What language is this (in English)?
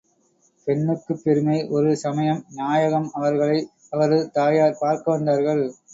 Tamil